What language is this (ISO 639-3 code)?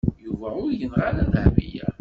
kab